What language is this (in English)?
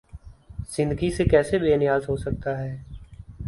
Urdu